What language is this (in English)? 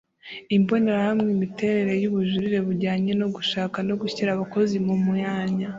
Kinyarwanda